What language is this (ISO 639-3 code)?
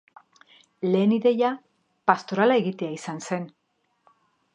eus